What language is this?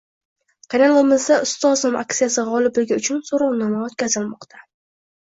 Uzbek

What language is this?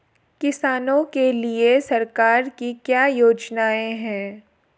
Hindi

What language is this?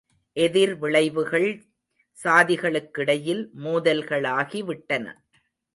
Tamil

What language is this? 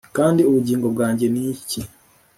Kinyarwanda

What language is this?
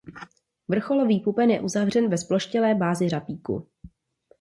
Czech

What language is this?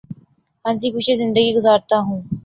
Urdu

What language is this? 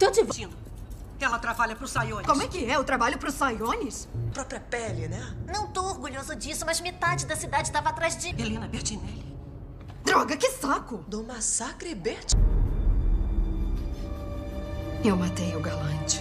Portuguese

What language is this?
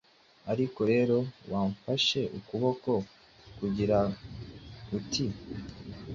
Kinyarwanda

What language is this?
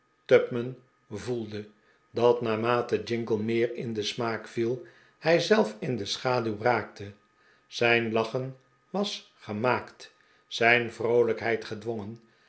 Dutch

